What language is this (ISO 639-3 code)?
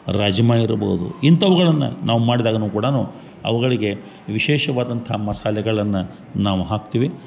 kan